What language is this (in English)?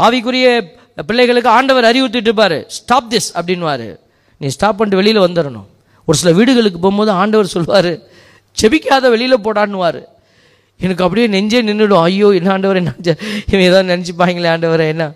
Tamil